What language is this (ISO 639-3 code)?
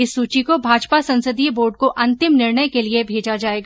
hin